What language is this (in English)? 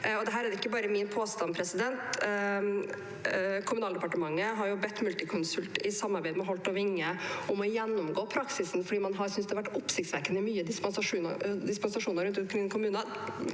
Norwegian